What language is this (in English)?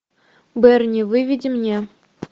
Russian